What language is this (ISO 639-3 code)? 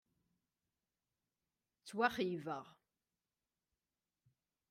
kab